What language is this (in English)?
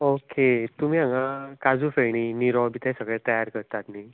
Konkani